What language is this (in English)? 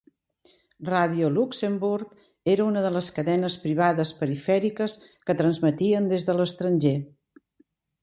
Catalan